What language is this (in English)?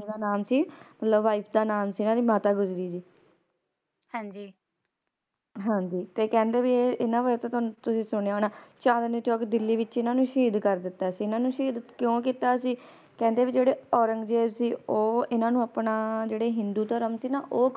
Punjabi